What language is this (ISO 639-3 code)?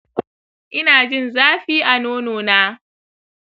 hau